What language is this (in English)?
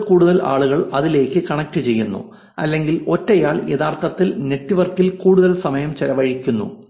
Malayalam